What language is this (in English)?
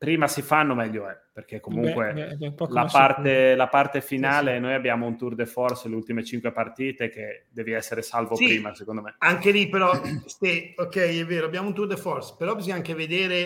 Italian